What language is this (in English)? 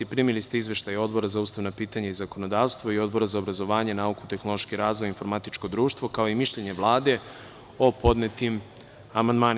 Serbian